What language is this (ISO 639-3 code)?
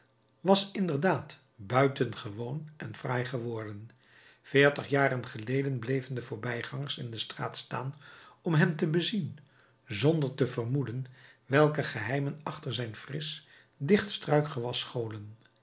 nld